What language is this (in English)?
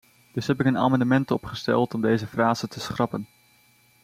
Dutch